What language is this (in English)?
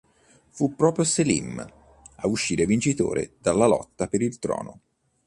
Italian